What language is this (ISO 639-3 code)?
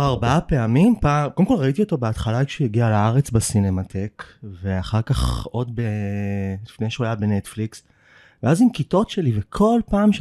heb